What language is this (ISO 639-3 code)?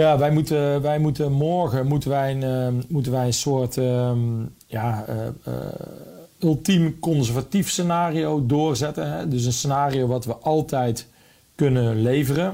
nld